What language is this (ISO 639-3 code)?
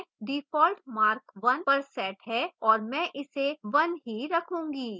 hin